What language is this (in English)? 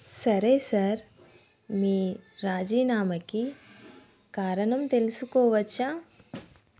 Telugu